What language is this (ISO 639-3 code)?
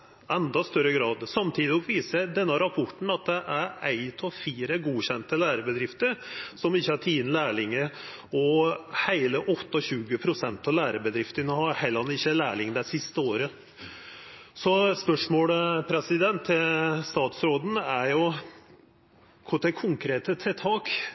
nno